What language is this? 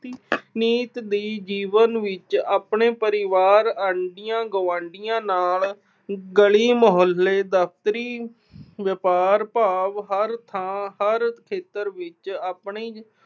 Punjabi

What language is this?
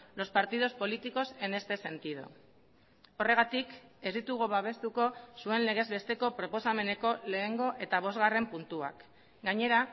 Basque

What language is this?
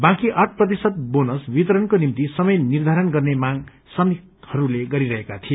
Nepali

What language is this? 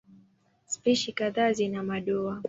Swahili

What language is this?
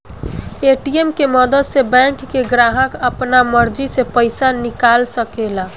Bhojpuri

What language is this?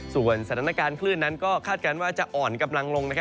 Thai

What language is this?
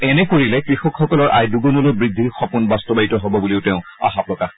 Assamese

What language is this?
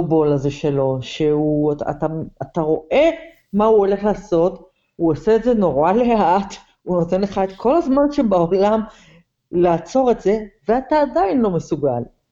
Hebrew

